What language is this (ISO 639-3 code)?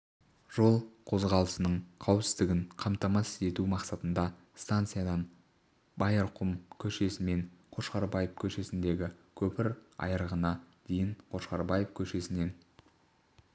kaz